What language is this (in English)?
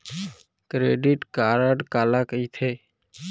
Chhattisgarhi